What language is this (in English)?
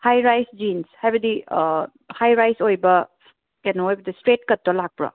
Manipuri